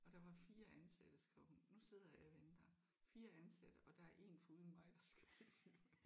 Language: Danish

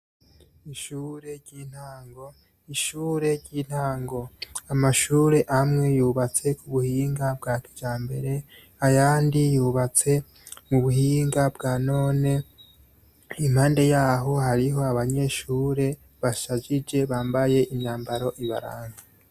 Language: Rundi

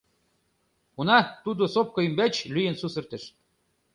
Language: Mari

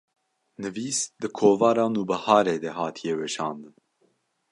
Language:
Kurdish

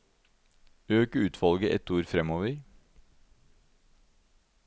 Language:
Norwegian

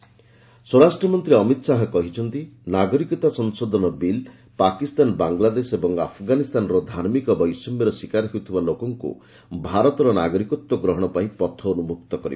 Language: Odia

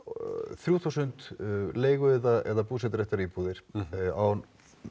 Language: Icelandic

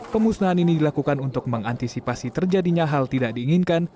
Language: Indonesian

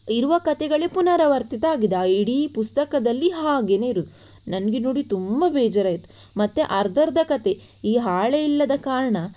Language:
Kannada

